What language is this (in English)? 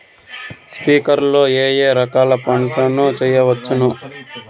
Telugu